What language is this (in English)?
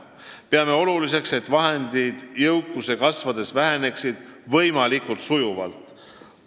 Estonian